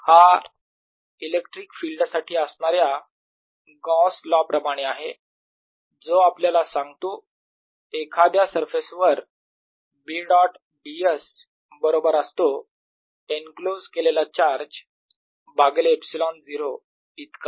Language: Marathi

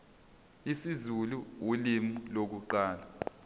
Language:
Zulu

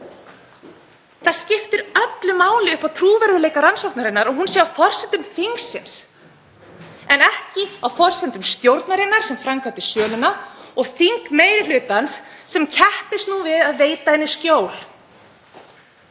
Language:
Icelandic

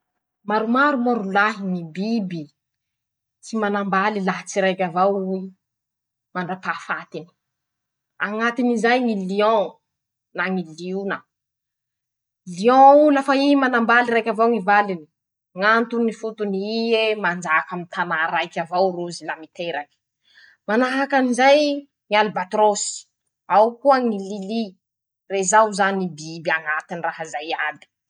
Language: Masikoro Malagasy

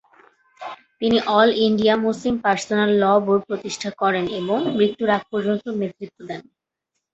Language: Bangla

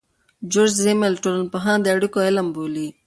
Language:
Pashto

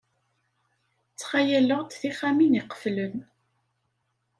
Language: Kabyle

